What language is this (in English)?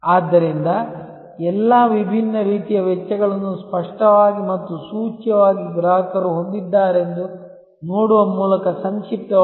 Kannada